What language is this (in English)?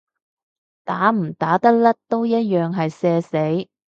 Cantonese